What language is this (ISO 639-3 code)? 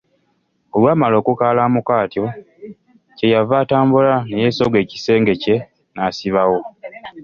lug